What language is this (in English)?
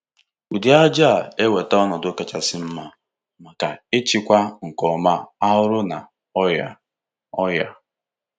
Igbo